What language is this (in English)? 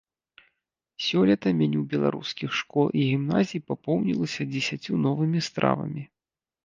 Belarusian